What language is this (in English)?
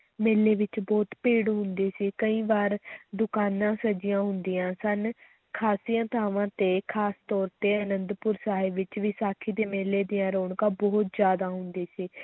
Punjabi